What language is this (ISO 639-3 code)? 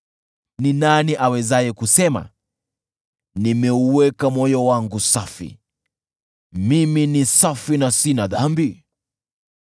swa